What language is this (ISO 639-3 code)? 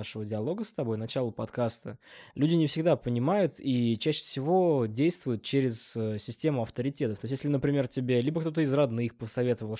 rus